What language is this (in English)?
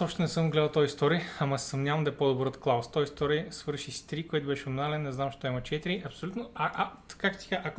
Bulgarian